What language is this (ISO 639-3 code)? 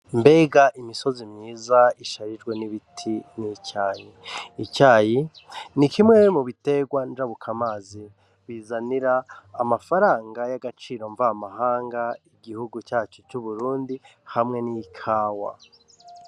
run